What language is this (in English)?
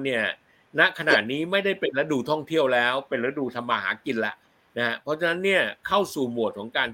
Thai